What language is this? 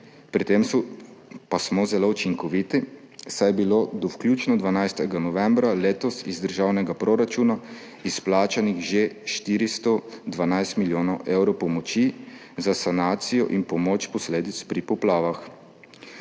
Slovenian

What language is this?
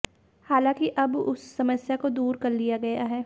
Hindi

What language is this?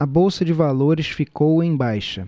Portuguese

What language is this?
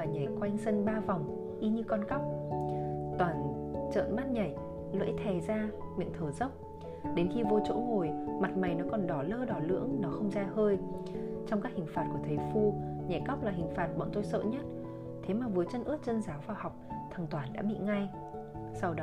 Vietnamese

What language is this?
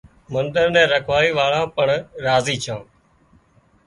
Wadiyara Koli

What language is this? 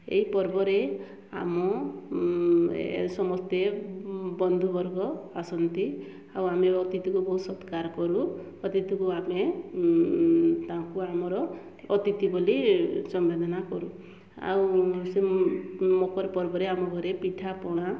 Odia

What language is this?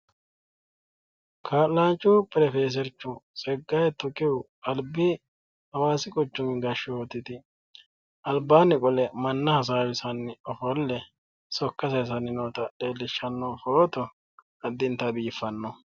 Sidamo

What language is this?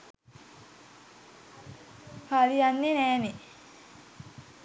Sinhala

